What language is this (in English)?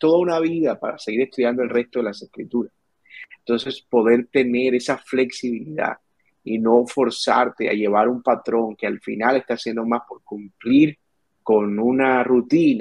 Spanish